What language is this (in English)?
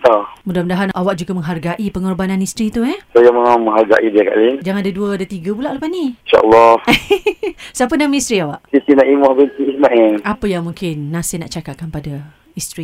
Malay